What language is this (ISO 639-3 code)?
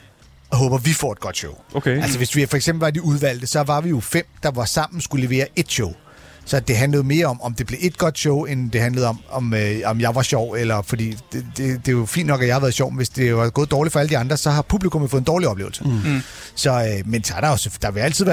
dan